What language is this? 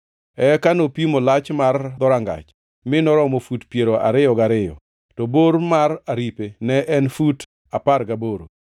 Luo (Kenya and Tanzania)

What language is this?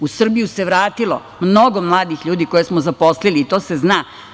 Serbian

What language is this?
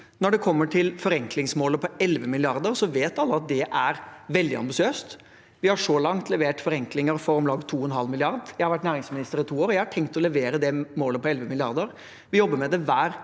Norwegian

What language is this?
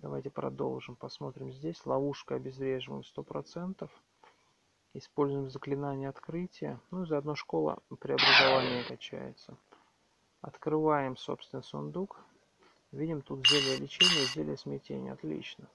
Russian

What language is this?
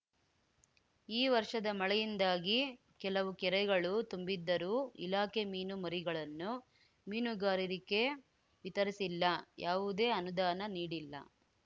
Kannada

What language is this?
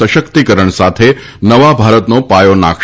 Gujarati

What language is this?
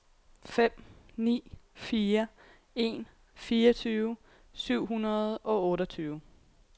Danish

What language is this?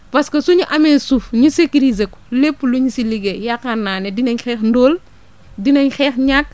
Wolof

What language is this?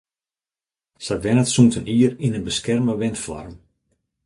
Western Frisian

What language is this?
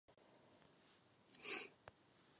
Czech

